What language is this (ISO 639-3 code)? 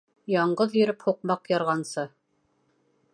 bak